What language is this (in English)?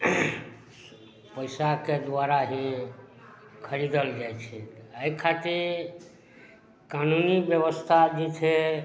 Maithili